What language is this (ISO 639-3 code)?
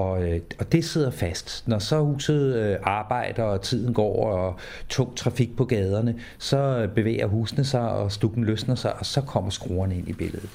dan